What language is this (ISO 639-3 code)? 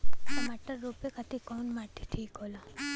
bho